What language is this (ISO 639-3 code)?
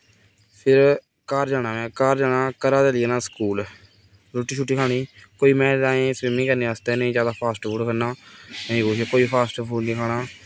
doi